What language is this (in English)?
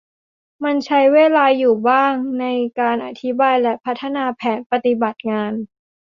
Thai